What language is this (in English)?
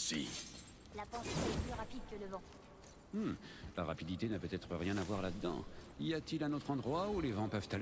French